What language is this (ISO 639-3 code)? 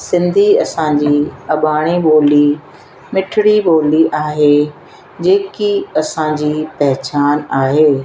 snd